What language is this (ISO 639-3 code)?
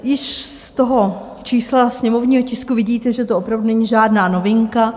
ces